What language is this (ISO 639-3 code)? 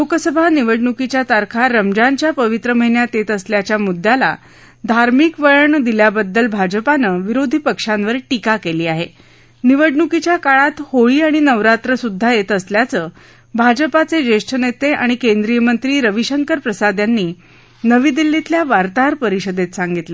mar